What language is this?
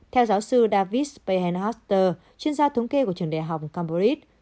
Vietnamese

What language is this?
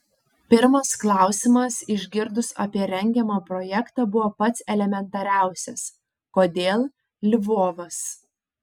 Lithuanian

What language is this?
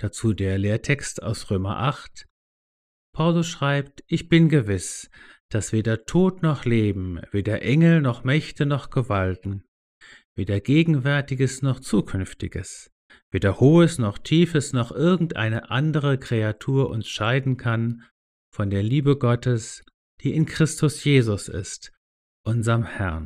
German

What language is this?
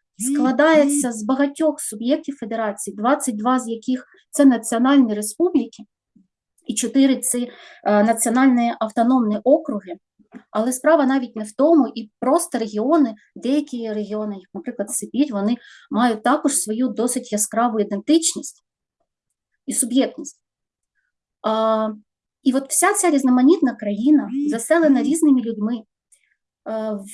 Ukrainian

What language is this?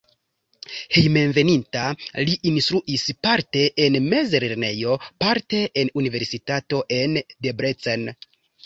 Esperanto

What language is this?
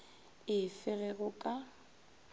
Northern Sotho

